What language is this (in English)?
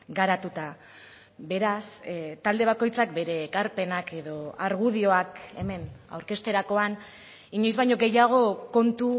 Basque